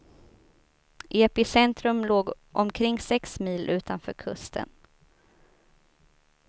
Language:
Swedish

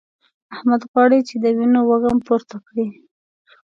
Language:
Pashto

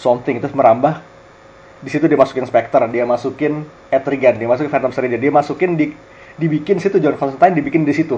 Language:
Indonesian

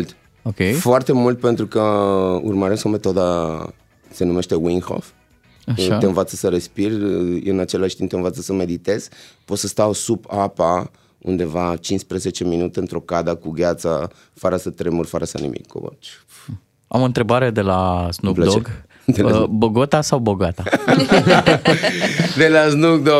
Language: Romanian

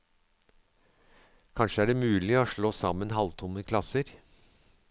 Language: Norwegian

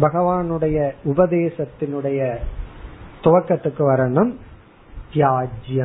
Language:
Tamil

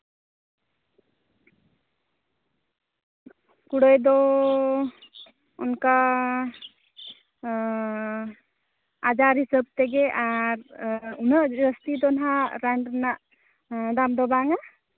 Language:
Santali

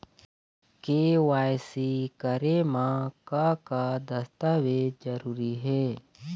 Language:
Chhattisgarhi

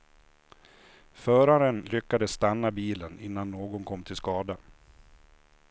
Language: Swedish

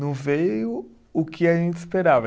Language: Portuguese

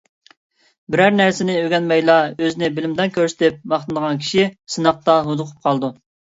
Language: Uyghur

